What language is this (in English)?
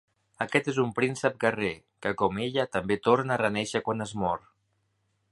Catalan